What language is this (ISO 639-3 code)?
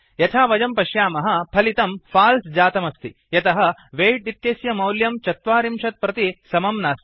san